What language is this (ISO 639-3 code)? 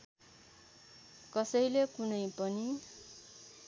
nep